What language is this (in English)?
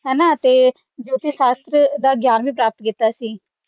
Punjabi